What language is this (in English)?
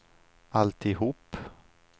Swedish